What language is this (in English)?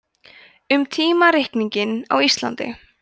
Icelandic